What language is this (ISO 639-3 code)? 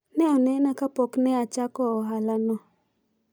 luo